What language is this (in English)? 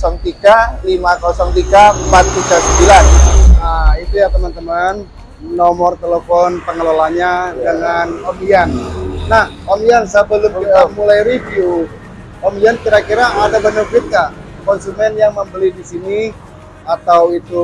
Indonesian